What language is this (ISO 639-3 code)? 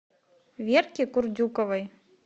rus